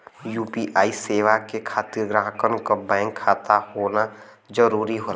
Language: Bhojpuri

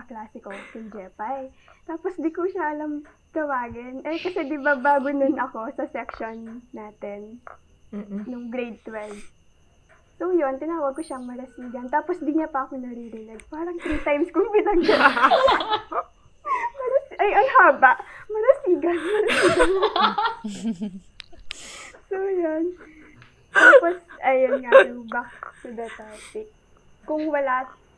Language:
Filipino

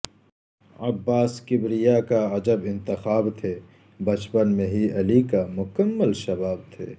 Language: Urdu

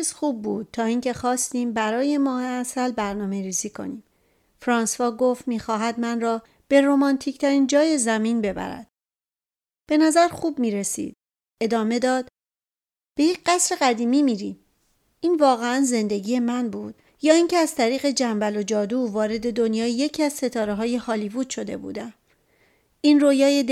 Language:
Persian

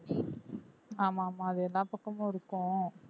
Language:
Tamil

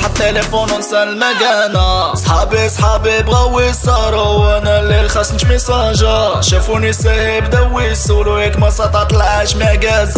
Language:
Arabic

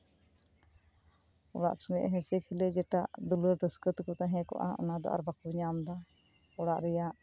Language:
Santali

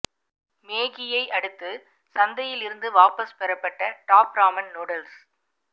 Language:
Tamil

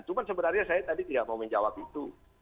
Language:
Indonesian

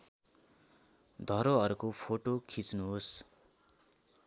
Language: Nepali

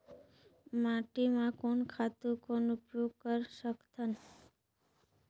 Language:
Chhattisgarhi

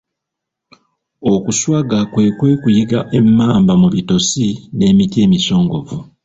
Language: Ganda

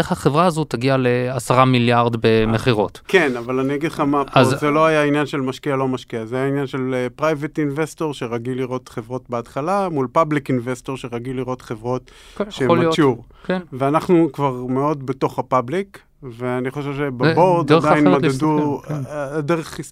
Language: Hebrew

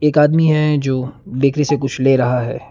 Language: Hindi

